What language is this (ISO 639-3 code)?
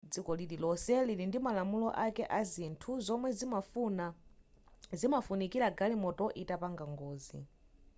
nya